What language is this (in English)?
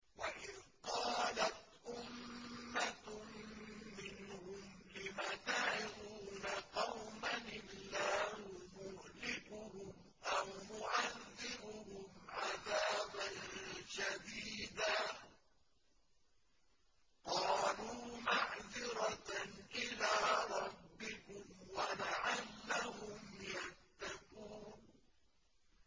Arabic